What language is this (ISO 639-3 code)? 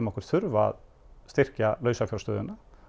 isl